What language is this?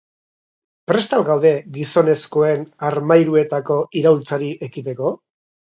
Basque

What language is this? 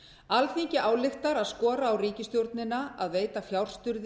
Icelandic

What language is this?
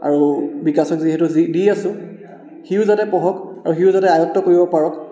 Assamese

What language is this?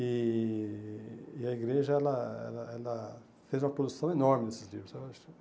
Portuguese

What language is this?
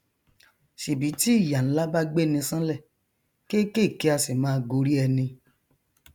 Yoruba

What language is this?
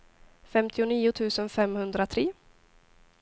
Swedish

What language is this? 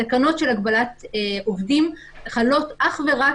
Hebrew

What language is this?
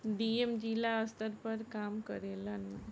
Bhojpuri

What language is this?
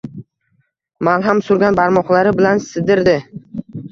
Uzbek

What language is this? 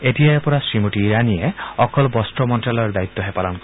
Assamese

